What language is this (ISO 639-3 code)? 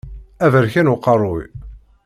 kab